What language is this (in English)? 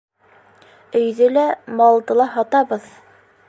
Bashkir